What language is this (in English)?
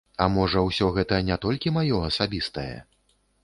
Belarusian